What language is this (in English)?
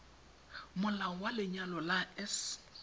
Tswana